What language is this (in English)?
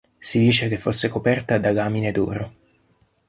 Italian